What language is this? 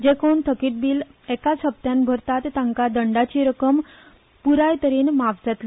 Konkani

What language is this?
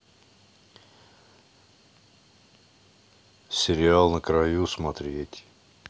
Russian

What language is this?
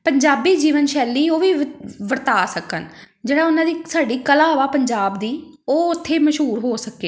Punjabi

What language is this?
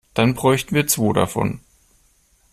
German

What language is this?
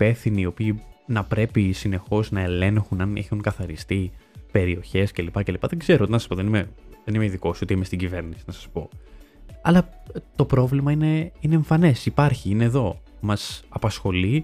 Greek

